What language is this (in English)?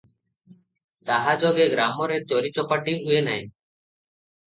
Odia